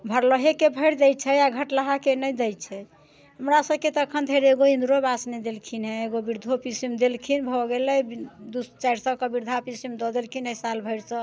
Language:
Maithili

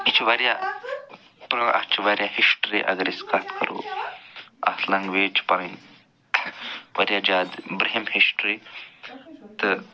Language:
Kashmiri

